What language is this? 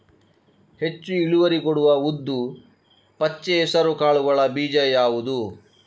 Kannada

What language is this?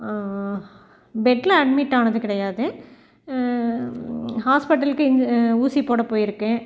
Tamil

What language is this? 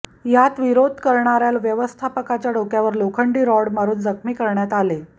Marathi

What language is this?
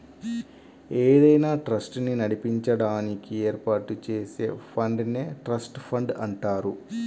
Telugu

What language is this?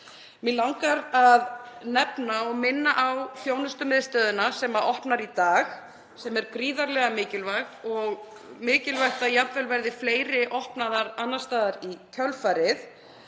Icelandic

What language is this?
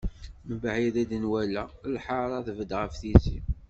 Kabyle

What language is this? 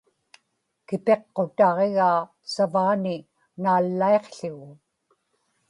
Inupiaq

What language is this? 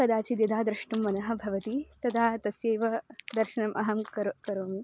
Sanskrit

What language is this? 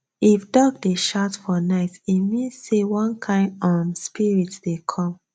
Nigerian Pidgin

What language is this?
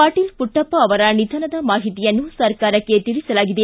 Kannada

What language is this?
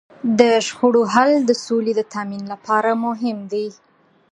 Pashto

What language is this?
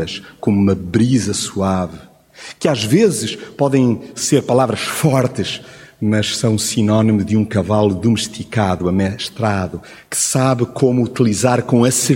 Portuguese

